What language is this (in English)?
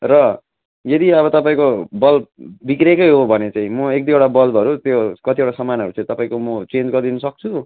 Nepali